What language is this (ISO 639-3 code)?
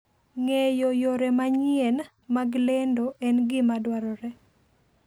luo